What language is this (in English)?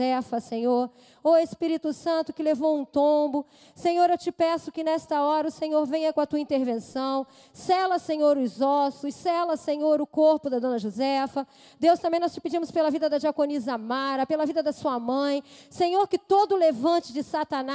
Portuguese